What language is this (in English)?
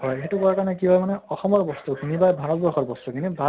Assamese